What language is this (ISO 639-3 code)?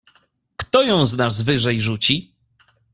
pol